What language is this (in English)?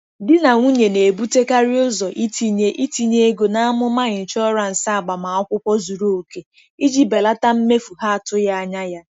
Igbo